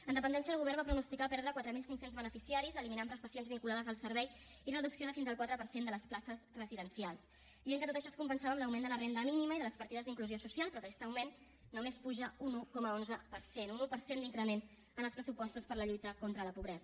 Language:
Catalan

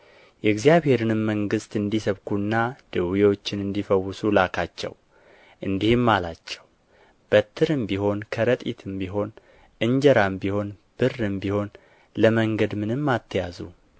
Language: Amharic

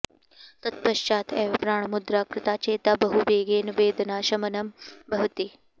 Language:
Sanskrit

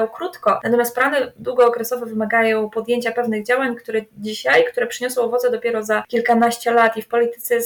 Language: Polish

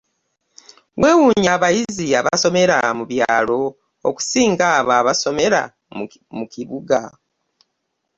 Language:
Ganda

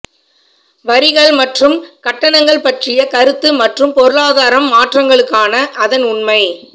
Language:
Tamil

